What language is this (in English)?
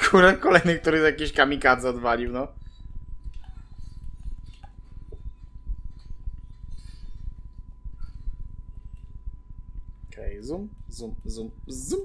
Polish